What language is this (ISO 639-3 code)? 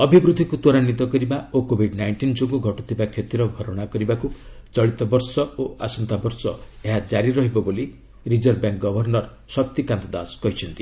ori